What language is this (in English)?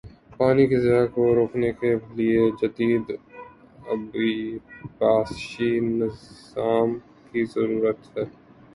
Urdu